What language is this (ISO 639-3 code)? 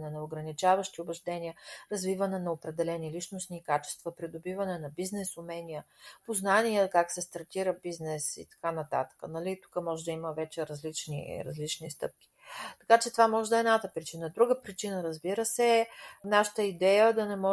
bul